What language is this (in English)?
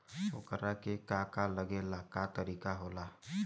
Bhojpuri